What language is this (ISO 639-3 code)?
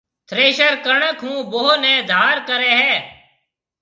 mve